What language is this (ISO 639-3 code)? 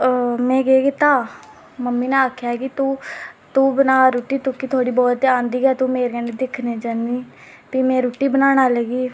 doi